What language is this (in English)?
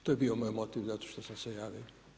Croatian